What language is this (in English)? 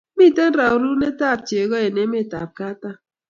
Kalenjin